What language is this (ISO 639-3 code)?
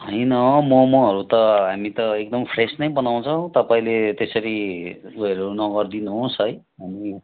nep